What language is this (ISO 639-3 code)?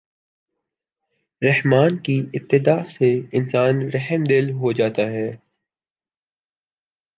urd